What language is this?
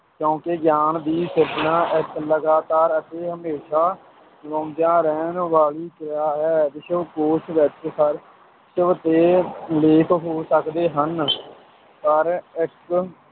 Punjabi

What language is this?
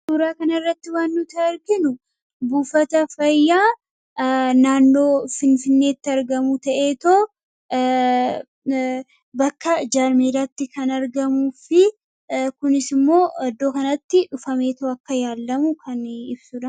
Oromo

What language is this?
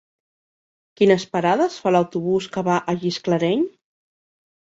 Catalan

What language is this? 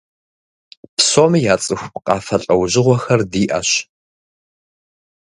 Kabardian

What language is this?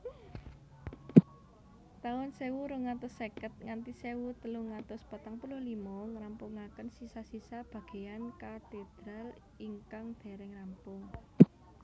Javanese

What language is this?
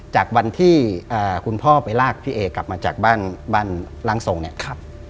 Thai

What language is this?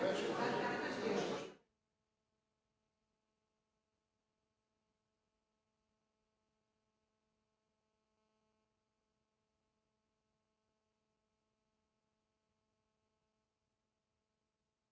Croatian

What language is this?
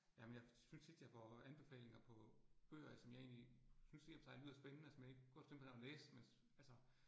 Danish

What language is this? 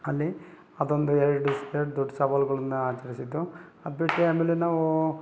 Kannada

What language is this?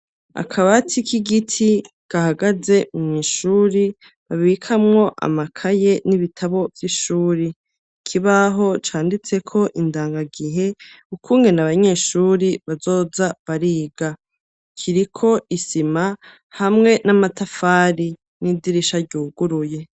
Rundi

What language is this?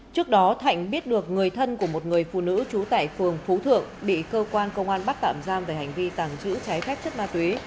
Vietnamese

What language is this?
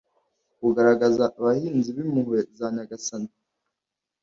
Kinyarwanda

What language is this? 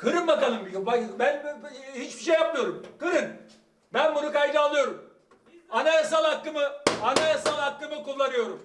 Turkish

